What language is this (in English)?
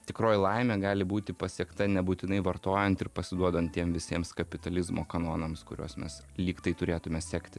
Lithuanian